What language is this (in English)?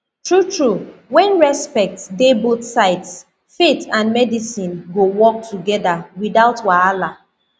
Nigerian Pidgin